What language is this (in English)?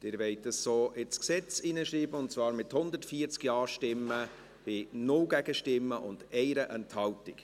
Swiss German